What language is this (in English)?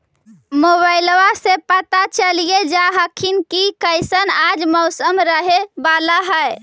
Magahi